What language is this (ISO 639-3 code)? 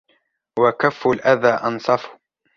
ara